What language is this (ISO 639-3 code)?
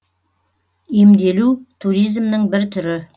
kaz